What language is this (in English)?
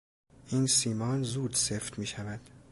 Persian